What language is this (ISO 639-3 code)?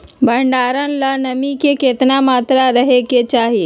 mag